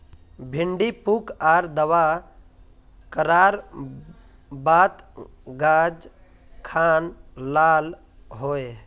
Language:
Magahi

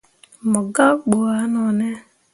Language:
Mundang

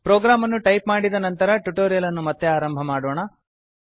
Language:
Kannada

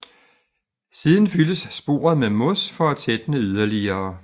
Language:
Danish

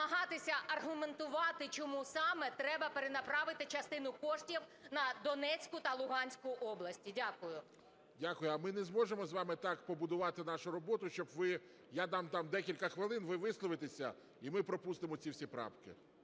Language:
Ukrainian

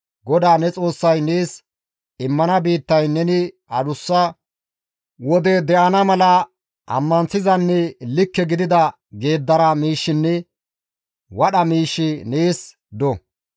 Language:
Gamo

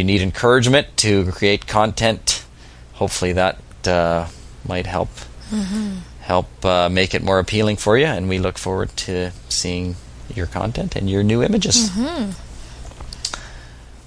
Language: English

